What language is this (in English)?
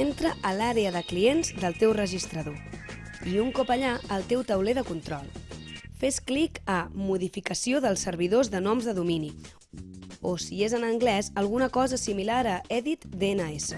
Catalan